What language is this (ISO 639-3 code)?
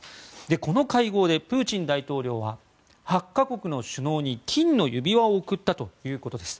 jpn